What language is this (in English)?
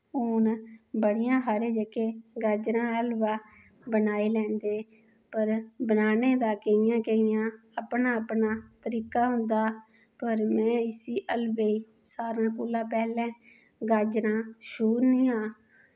Dogri